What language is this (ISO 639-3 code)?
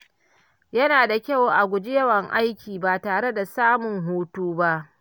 hau